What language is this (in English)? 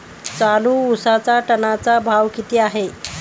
Marathi